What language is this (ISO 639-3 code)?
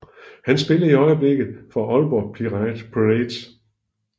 dan